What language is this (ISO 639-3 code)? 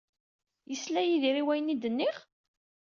kab